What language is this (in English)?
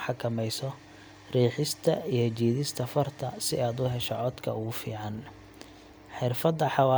Somali